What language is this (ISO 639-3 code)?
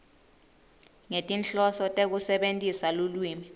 ssw